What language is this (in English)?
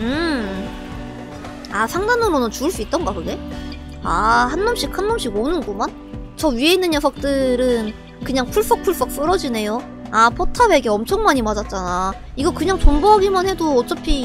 Korean